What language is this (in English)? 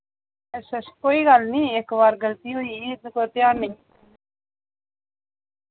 Dogri